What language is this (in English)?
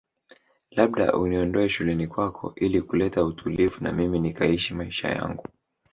Swahili